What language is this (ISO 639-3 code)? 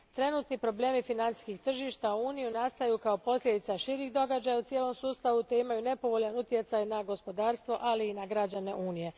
hrv